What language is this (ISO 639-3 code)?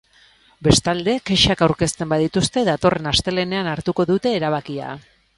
eus